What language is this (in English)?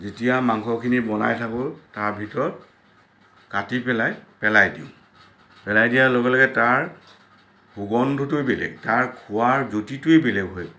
Assamese